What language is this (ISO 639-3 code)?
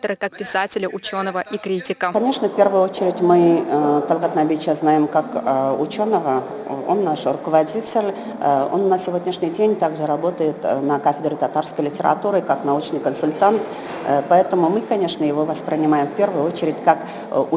rus